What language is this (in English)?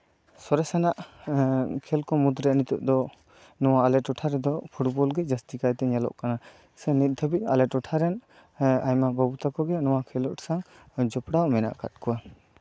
Santali